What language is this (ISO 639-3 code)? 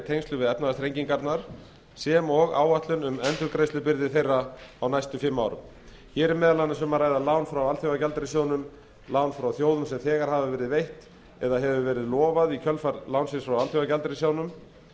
isl